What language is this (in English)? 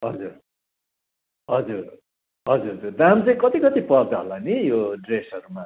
Nepali